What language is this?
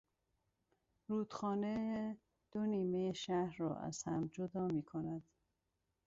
Persian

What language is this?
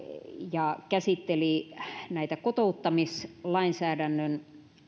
Finnish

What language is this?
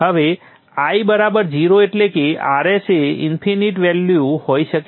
Gujarati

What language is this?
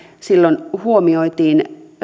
Finnish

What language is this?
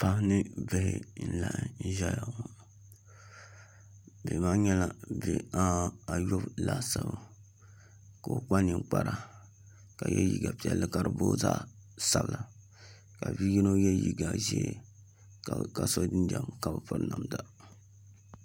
Dagbani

